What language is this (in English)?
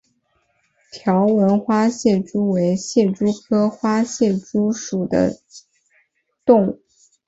Chinese